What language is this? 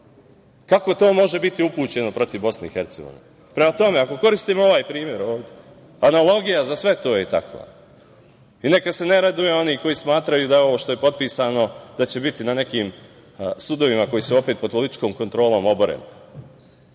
Serbian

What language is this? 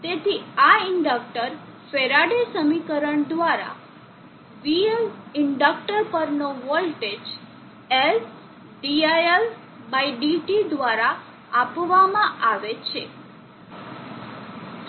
Gujarati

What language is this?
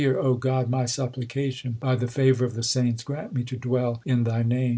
English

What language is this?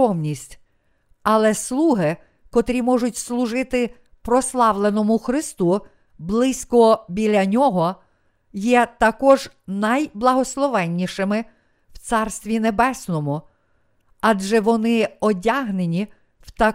Ukrainian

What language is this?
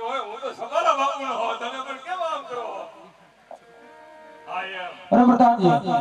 Gujarati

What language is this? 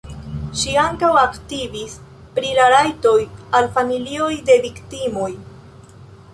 Esperanto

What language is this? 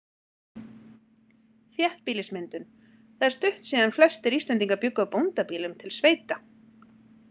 Icelandic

